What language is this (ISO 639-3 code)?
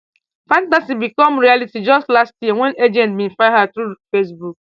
pcm